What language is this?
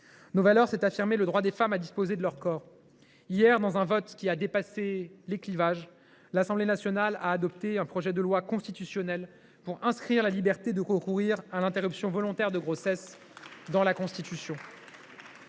French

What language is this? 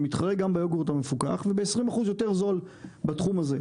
Hebrew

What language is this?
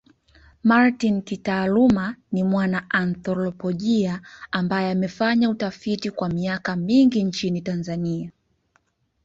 Swahili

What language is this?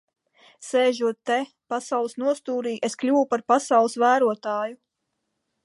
Latvian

